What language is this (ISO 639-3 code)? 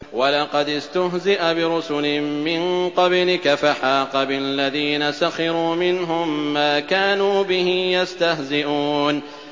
ara